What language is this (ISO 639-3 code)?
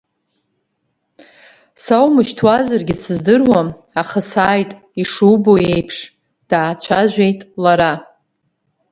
abk